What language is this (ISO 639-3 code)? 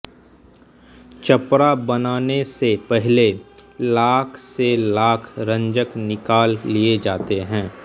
hin